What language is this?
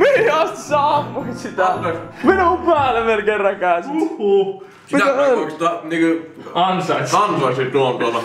Finnish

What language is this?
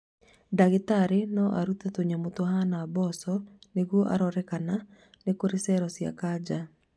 Kikuyu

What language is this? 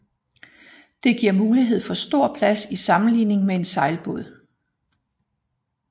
Danish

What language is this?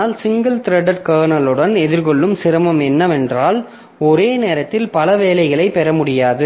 Tamil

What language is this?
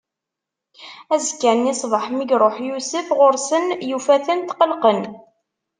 Kabyle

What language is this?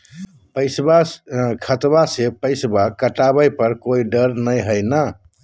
Magahi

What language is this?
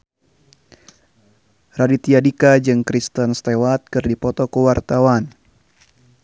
Sundanese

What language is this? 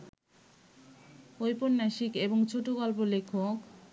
Bangla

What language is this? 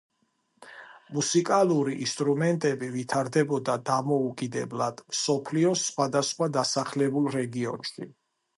Georgian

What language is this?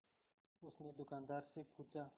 Hindi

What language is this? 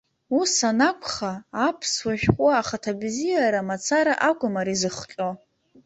Abkhazian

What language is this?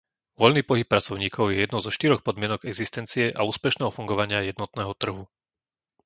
Slovak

